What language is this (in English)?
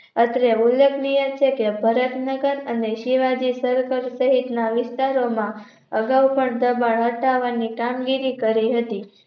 Gujarati